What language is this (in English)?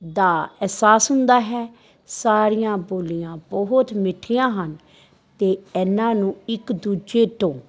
Punjabi